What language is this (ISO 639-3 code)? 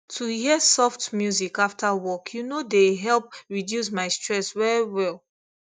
pcm